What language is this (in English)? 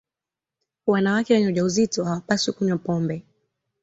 Swahili